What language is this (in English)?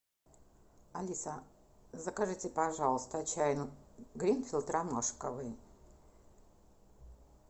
Russian